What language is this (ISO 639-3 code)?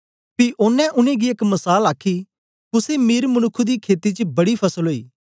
doi